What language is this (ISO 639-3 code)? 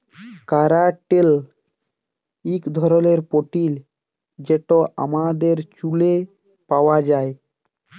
ben